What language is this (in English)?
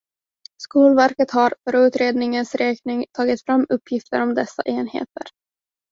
Swedish